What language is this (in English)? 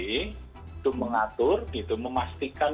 Indonesian